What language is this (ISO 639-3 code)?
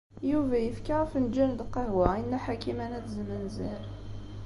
kab